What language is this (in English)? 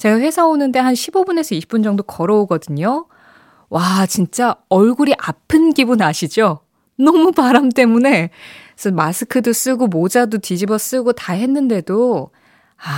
Korean